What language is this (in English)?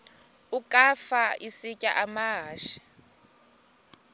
Xhosa